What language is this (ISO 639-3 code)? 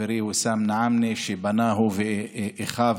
heb